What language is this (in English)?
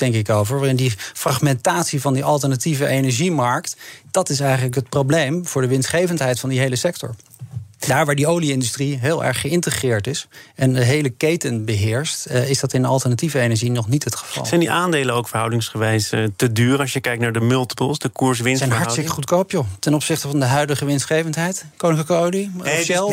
Dutch